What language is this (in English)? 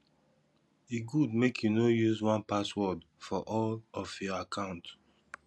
Nigerian Pidgin